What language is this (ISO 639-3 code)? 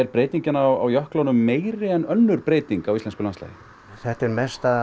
isl